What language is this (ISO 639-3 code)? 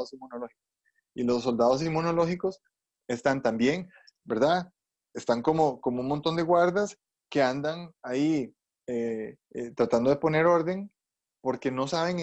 spa